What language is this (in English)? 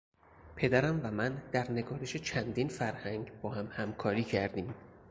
Persian